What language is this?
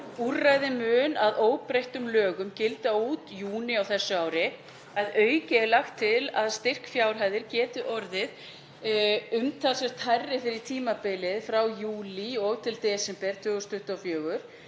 Icelandic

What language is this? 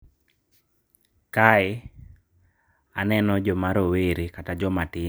Luo (Kenya and Tanzania)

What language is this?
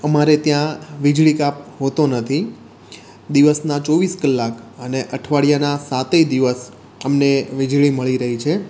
Gujarati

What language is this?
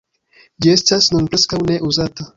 Esperanto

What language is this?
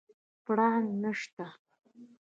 Pashto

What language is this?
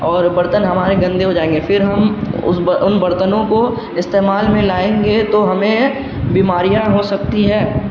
Urdu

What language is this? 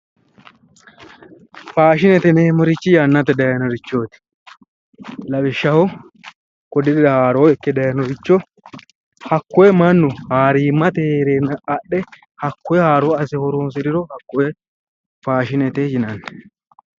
Sidamo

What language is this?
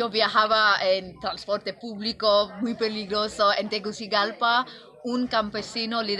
Spanish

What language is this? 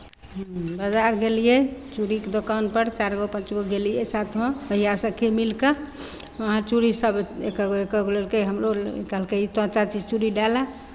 Maithili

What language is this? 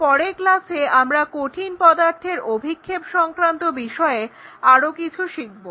Bangla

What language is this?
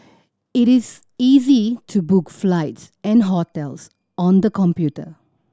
English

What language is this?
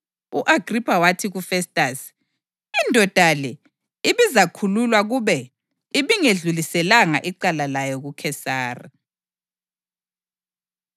North Ndebele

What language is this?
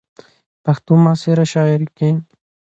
Pashto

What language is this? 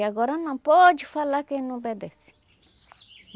Portuguese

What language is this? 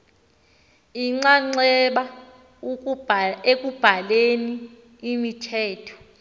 Xhosa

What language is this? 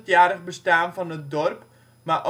Dutch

